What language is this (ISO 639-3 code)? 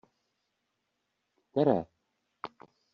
ces